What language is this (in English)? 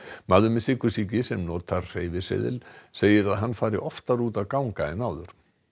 Icelandic